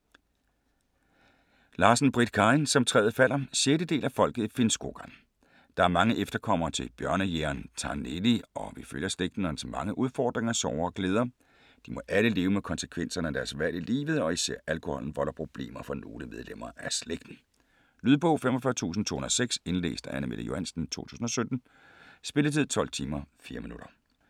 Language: Danish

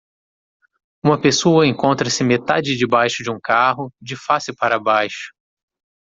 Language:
Portuguese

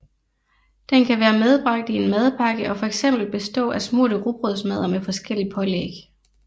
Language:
Danish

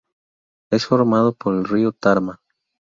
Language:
Spanish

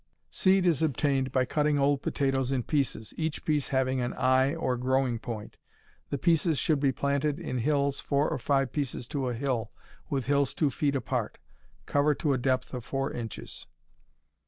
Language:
English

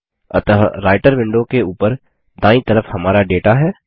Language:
Hindi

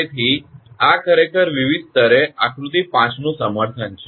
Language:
Gujarati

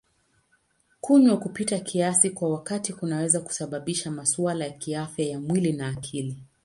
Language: Swahili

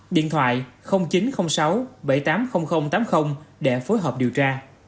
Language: Vietnamese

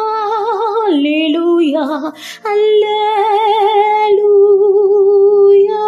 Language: French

